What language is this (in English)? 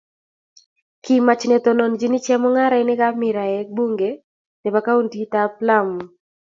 Kalenjin